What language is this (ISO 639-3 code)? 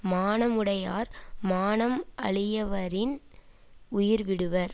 tam